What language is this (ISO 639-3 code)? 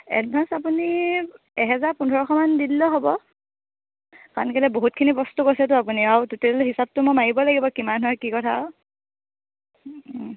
asm